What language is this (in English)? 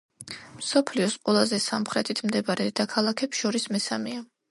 Georgian